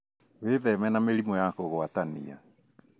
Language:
Kikuyu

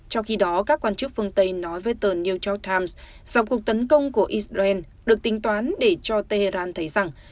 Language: Vietnamese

